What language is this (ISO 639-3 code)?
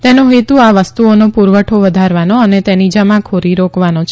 guj